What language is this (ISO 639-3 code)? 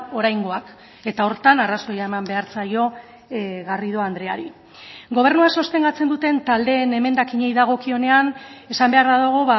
eus